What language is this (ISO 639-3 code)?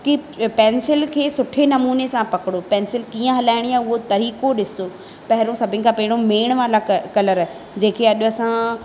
snd